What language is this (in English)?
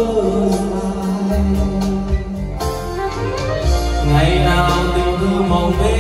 Vietnamese